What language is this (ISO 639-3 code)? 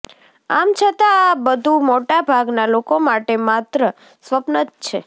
guj